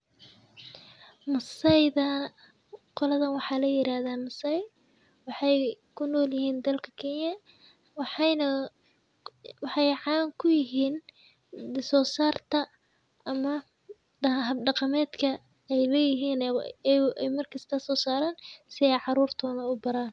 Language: Somali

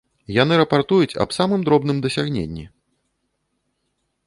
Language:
Belarusian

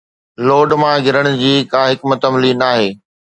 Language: Sindhi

